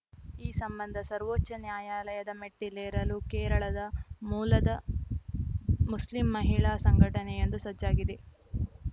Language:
Kannada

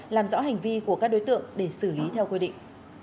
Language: Vietnamese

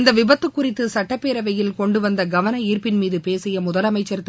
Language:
Tamil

